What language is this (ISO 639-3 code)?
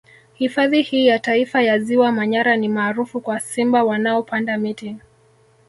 swa